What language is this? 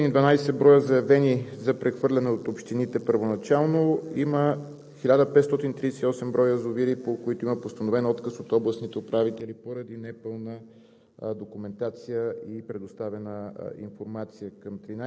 Bulgarian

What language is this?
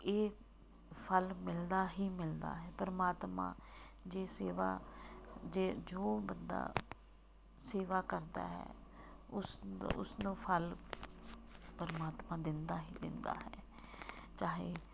Punjabi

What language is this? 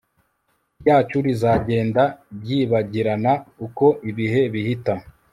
Kinyarwanda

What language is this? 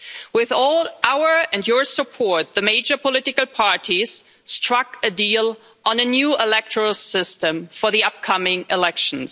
English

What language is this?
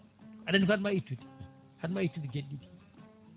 Fula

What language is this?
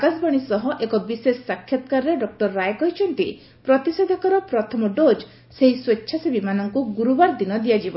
Odia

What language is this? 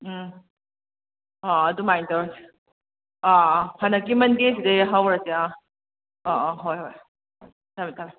Manipuri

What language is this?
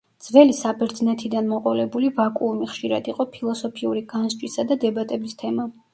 Georgian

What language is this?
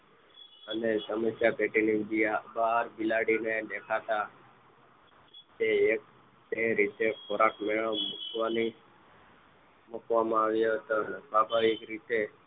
Gujarati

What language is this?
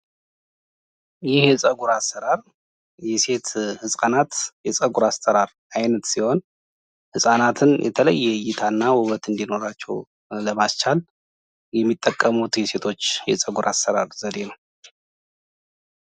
Amharic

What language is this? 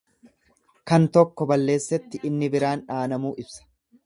Oromo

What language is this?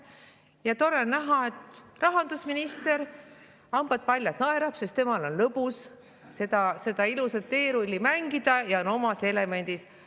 Estonian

